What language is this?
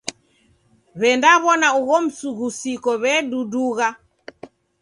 Taita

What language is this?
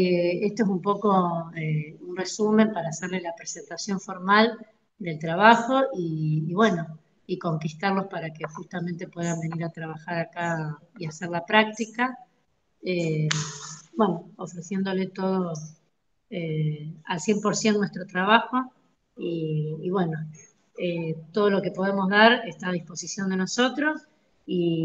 Spanish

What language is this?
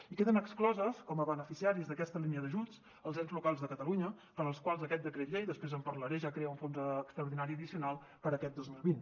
Catalan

